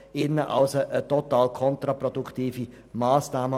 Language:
Swiss German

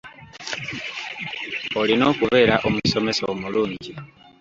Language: Ganda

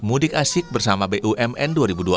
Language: Indonesian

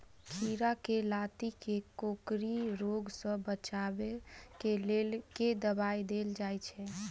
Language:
Maithili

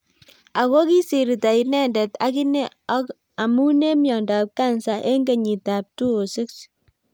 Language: Kalenjin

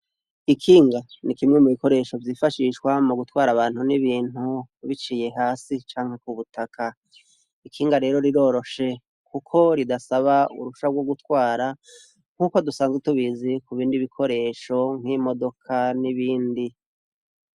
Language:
Rundi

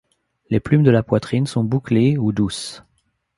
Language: French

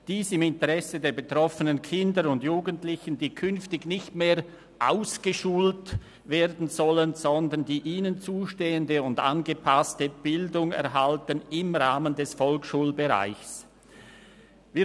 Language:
Swiss German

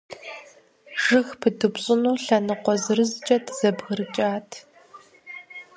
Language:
Kabardian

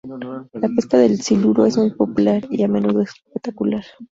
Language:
Spanish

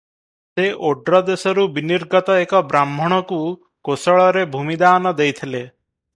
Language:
Odia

